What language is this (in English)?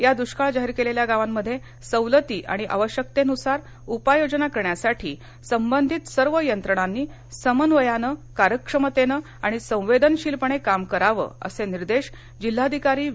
Marathi